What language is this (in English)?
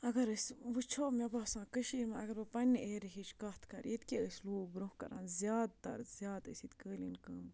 Kashmiri